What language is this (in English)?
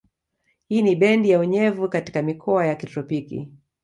Swahili